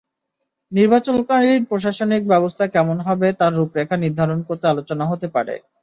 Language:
Bangla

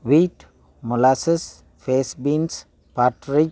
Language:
Tamil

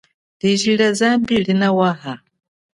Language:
Chokwe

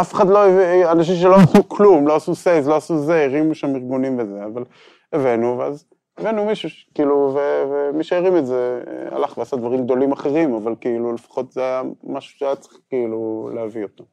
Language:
Hebrew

